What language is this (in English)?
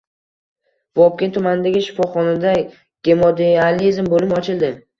Uzbek